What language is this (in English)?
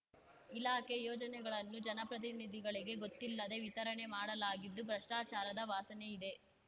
Kannada